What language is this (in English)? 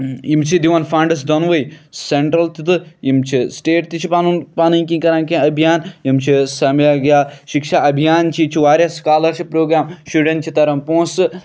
Kashmiri